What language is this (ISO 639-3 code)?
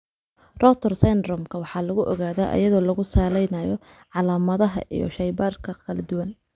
som